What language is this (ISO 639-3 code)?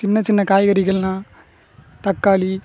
tam